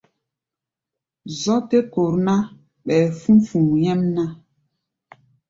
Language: Gbaya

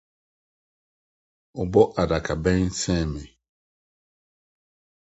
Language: Akan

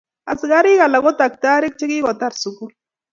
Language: Kalenjin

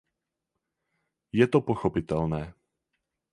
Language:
Czech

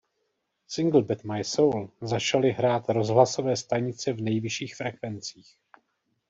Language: Czech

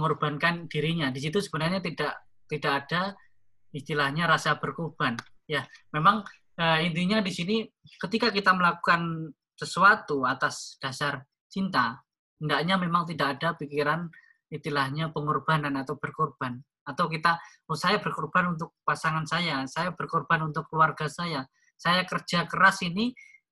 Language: Indonesian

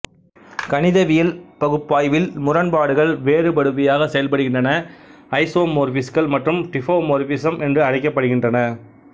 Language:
Tamil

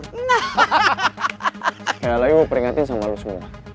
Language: Indonesian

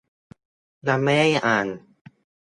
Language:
Thai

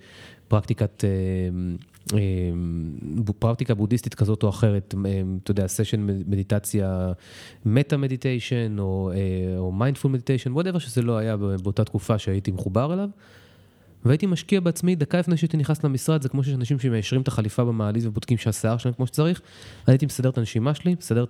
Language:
Hebrew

